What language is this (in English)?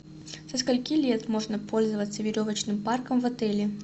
Russian